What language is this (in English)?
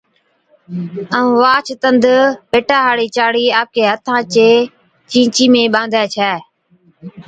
Od